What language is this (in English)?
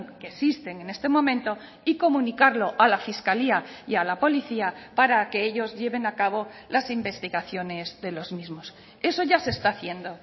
Spanish